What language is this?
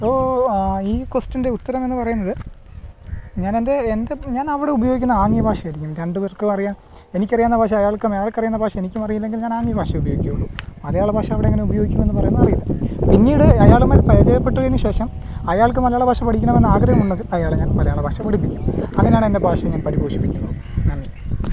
Malayalam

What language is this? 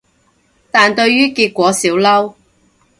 Cantonese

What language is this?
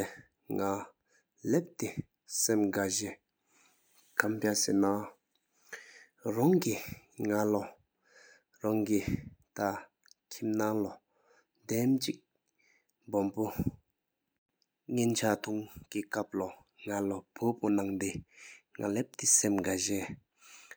Sikkimese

